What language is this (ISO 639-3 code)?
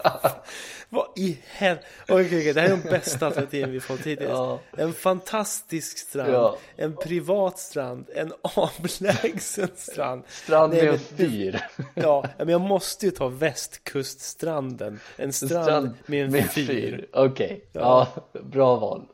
swe